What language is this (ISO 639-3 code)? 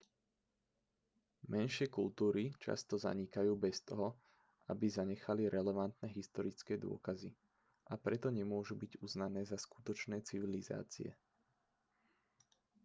slk